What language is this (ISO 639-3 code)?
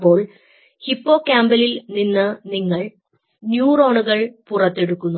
mal